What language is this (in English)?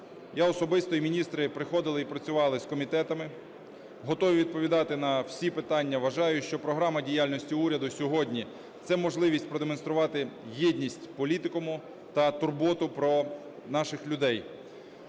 Ukrainian